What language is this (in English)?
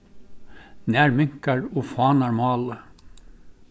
Faroese